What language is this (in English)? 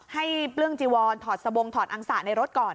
Thai